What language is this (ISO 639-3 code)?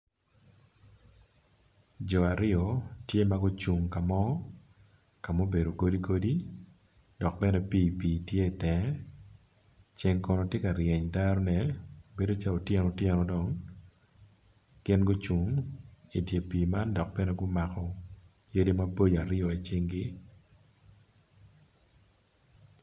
ach